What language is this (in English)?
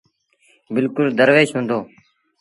Sindhi Bhil